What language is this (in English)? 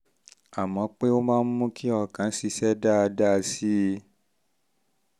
Yoruba